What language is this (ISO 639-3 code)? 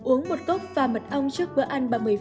vie